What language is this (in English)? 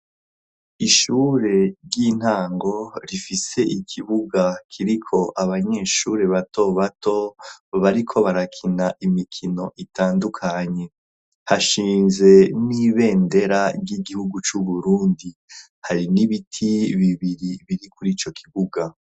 Rundi